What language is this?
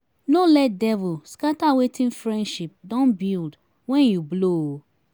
Nigerian Pidgin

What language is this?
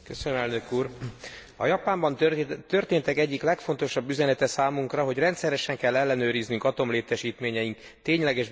Hungarian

